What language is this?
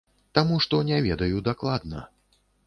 Belarusian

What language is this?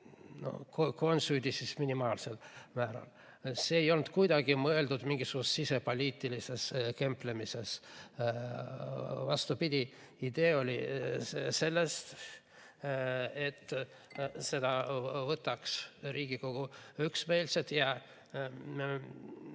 Estonian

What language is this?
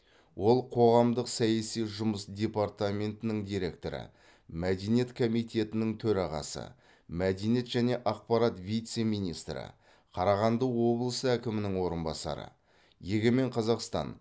Kazakh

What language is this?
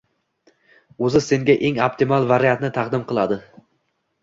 Uzbek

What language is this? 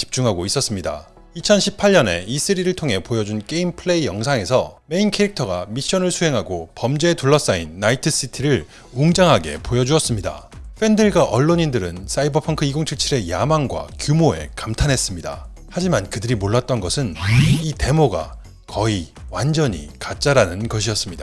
Korean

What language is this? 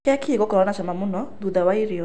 Kikuyu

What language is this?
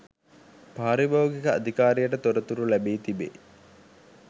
Sinhala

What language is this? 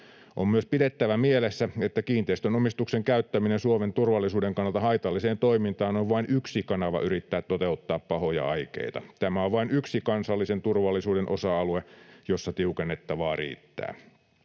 Finnish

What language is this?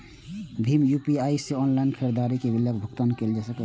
Maithili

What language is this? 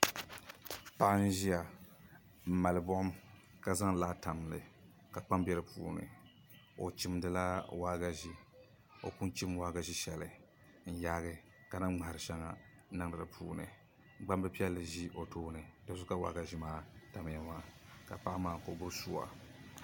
Dagbani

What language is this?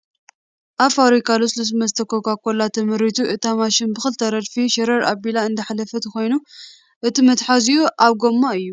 Tigrinya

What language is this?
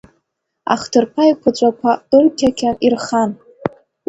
Abkhazian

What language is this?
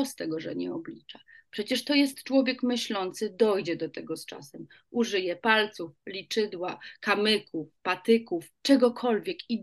Polish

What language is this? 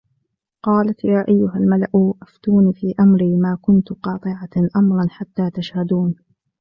Arabic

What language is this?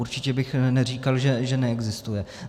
Czech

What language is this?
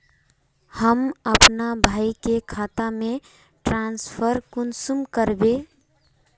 Magahi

